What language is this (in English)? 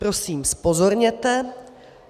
Czech